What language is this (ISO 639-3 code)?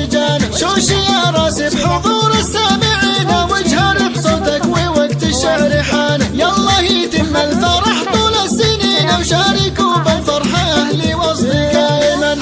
ara